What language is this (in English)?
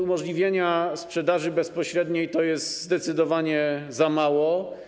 Polish